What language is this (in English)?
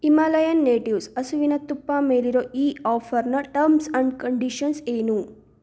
Kannada